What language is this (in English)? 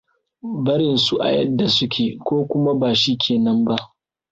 Hausa